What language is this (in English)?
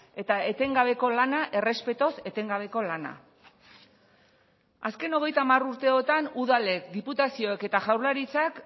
Basque